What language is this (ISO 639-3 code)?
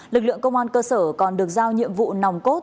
vie